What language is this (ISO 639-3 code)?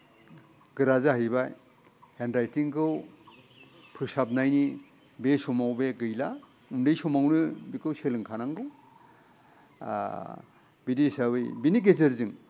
brx